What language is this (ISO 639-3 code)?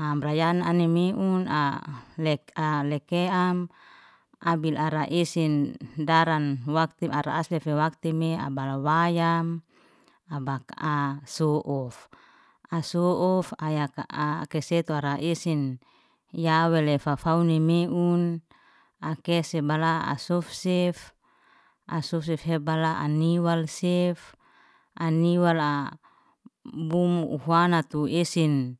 ste